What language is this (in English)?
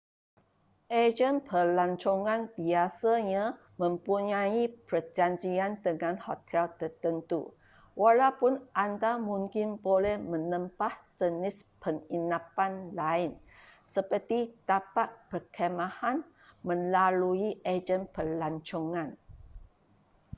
Malay